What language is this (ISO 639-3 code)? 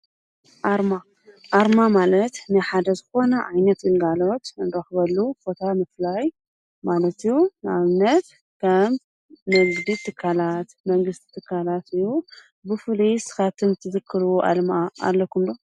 tir